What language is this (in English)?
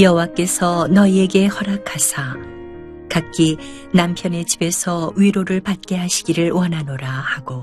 Korean